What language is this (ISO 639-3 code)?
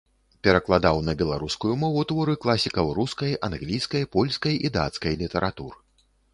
bel